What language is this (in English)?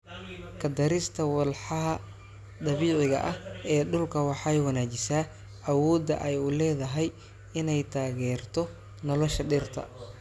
Somali